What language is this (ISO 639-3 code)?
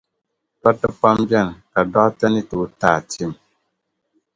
dag